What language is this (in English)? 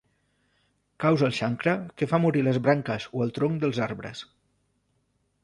Catalan